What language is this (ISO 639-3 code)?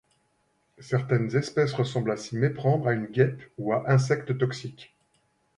fra